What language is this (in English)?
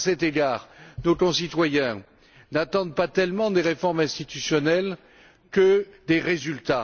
French